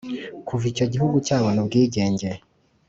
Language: Kinyarwanda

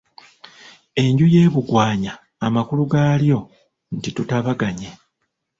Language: Ganda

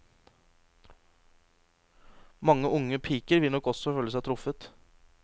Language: Norwegian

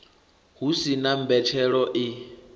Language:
Venda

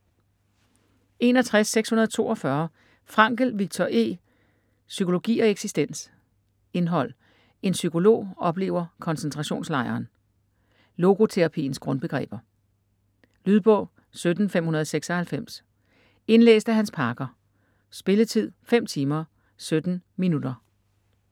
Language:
Danish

